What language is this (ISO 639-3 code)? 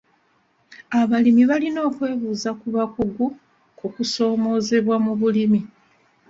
lug